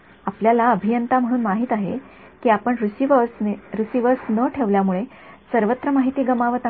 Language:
Marathi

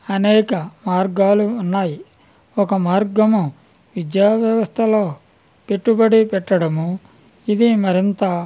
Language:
Telugu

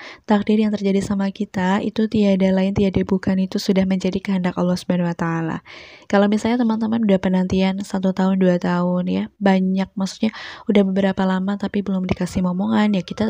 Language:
Indonesian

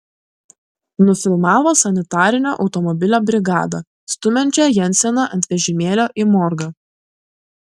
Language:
Lithuanian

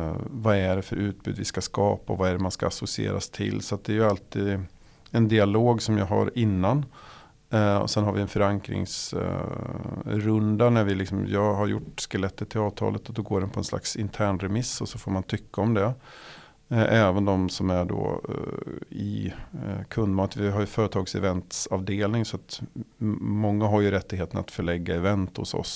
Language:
Swedish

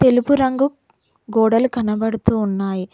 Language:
Telugu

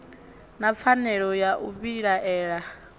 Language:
Venda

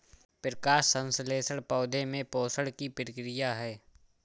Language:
Hindi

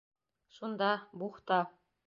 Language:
Bashkir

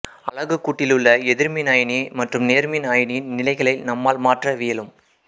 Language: Tamil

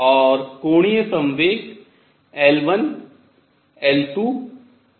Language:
Hindi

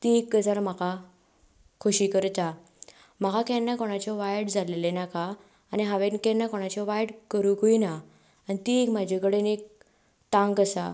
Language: Konkani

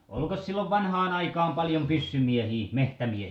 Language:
Finnish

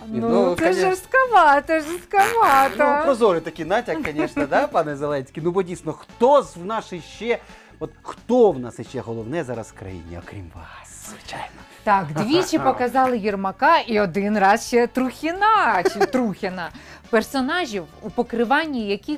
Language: Ukrainian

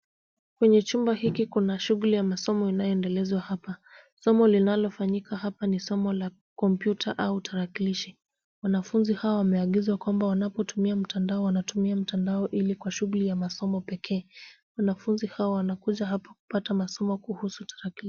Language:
Swahili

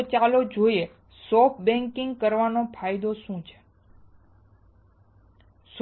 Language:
Gujarati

